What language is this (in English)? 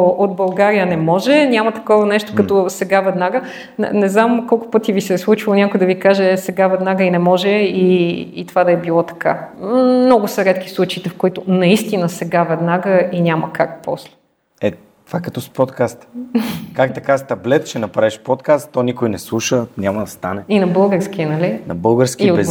Bulgarian